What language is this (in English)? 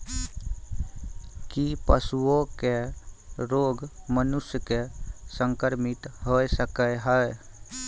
Maithili